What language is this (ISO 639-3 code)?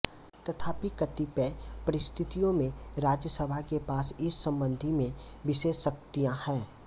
hin